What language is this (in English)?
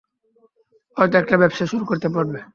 Bangla